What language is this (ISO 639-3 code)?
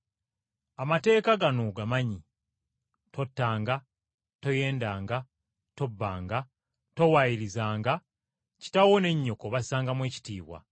lug